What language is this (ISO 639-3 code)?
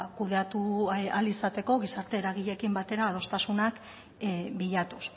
eus